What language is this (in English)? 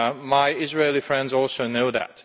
English